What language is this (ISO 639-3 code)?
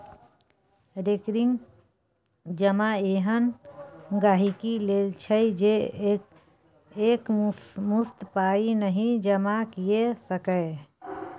mai